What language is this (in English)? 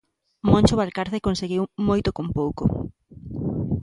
Galician